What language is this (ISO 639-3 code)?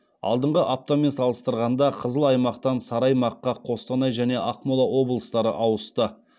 kaz